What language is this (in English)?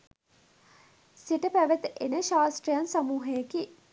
Sinhala